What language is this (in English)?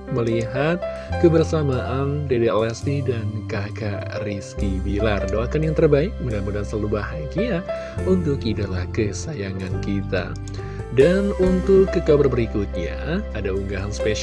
Indonesian